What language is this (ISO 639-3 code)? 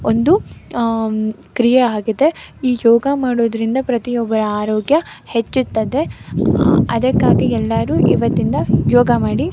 kan